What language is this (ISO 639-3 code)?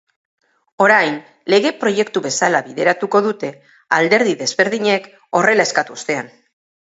eus